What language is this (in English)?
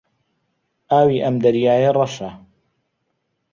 Central Kurdish